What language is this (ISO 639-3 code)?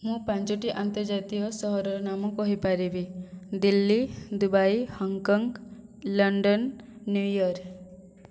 ori